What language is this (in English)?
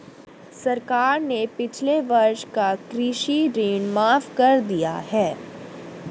Hindi